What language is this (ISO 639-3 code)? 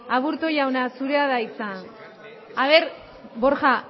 eus